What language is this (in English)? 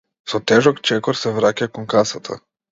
Macedonian